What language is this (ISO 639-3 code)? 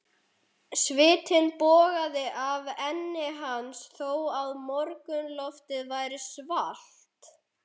isl